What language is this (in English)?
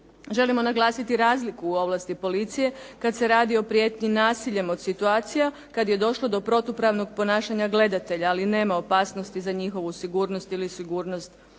Croatian